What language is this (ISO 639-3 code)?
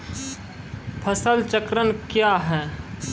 mai